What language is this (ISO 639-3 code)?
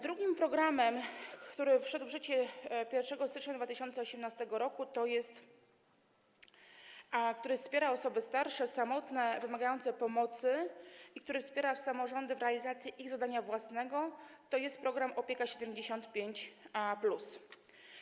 pol